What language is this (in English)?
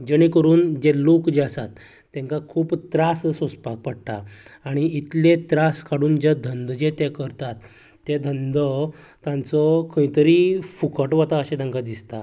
Konkani